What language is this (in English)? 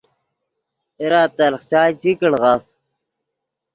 Yidgha